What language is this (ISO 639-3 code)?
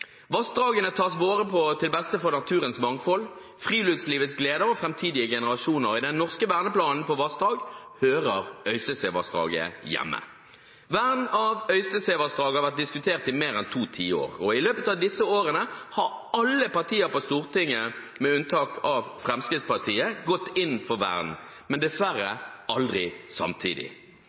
nob